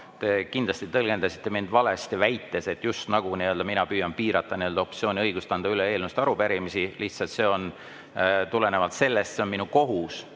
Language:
Estonian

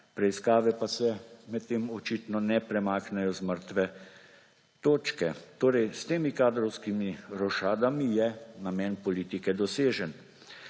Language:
Slovenian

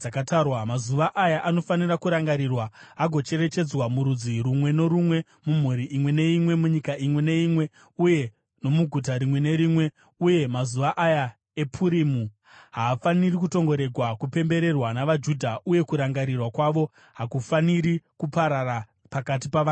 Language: Shona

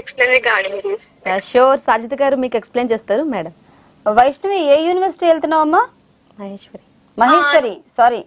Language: Telugu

